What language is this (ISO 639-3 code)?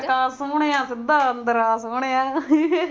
pan